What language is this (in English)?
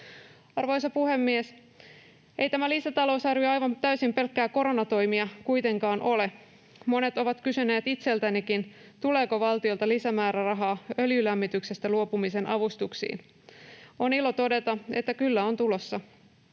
Finnish